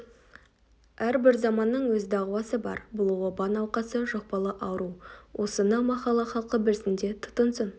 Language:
Kazakh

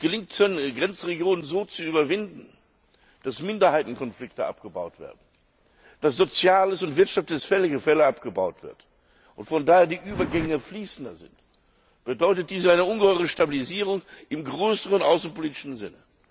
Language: German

